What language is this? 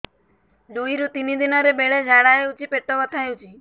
Odia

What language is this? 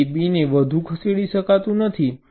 Gujarati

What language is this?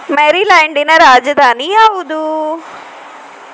Kannada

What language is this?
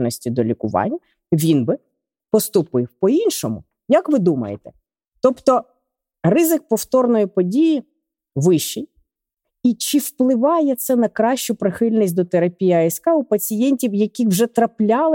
Ukrainian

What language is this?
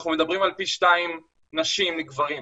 Hebrew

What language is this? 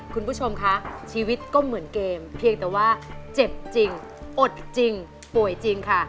Thai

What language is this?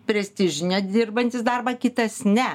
Lithuanian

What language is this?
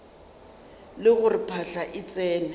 Northern Sotho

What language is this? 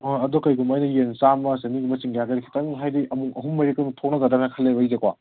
Manipuri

